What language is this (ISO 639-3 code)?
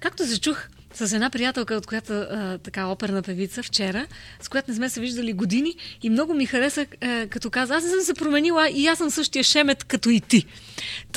bul